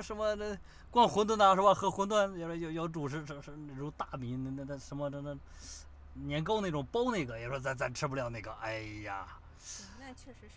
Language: Chinese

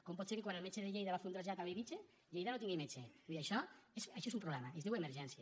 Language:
Catalan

